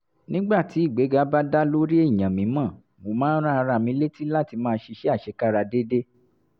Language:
Yoruba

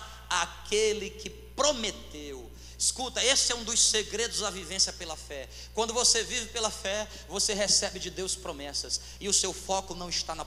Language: Portuguese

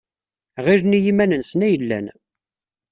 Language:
Kabyle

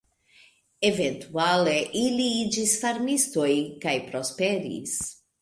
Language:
Esperanto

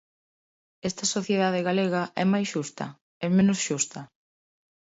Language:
Galician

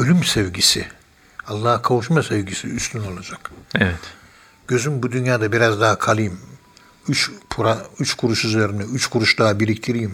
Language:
Turkish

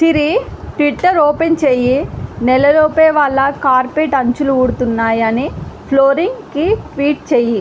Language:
Telugu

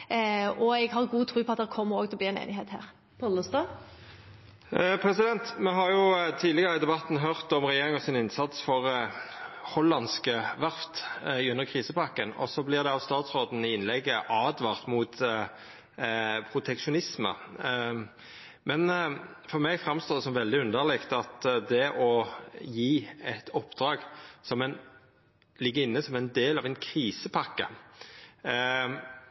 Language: Norwegian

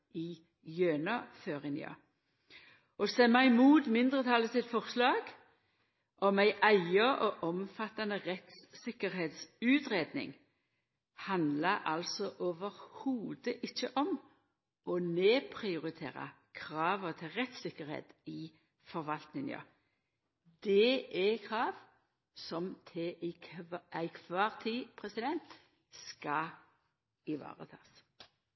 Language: Norwegian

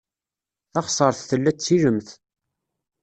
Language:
Kabyle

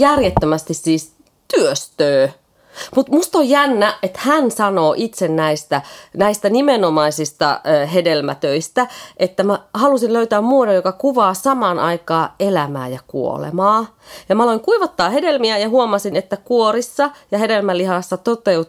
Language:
Finnish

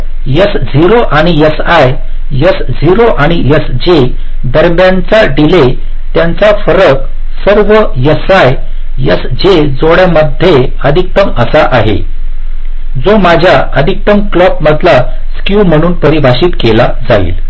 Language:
Marathi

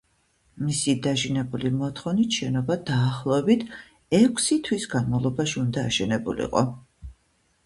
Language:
Georgian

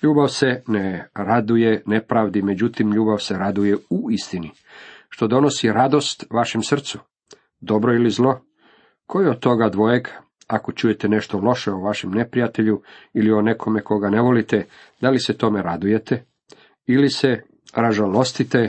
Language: Croatian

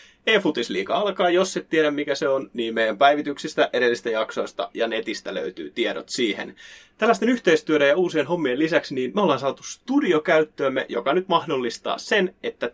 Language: Finnish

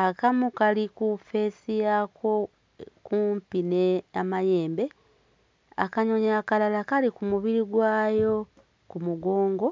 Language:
Ganda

